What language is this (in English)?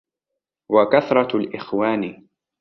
Arabic